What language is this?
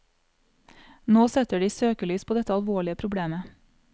Norwegian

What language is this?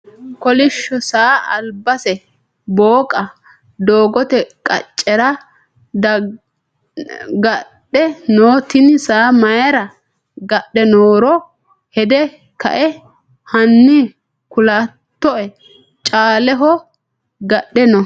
Sidamo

